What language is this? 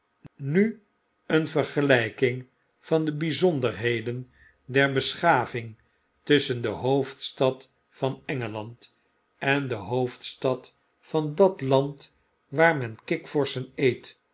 Dutch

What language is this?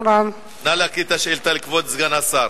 Hebrew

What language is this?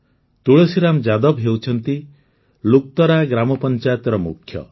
Odia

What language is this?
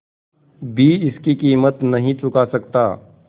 Hindi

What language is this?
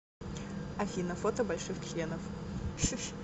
Russian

